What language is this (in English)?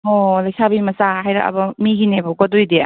Manipuri